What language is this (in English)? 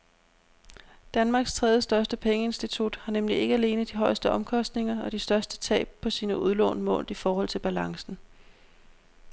Danish